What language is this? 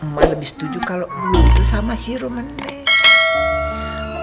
Indonesian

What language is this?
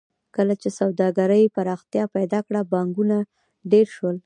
Pashto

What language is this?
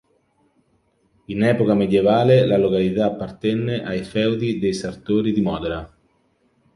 Italian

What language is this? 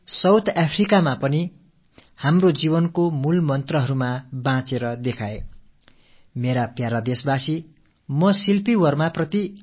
Tamil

